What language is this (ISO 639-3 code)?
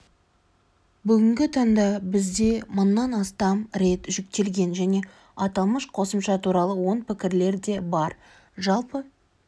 kaz